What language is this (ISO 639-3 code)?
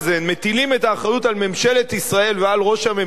heb